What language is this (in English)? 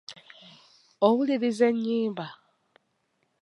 Ganda